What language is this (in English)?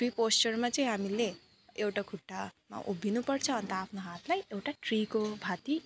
Nepali